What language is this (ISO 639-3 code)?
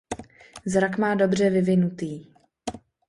ces